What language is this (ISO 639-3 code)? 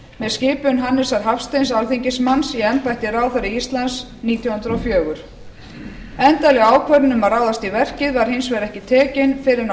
isl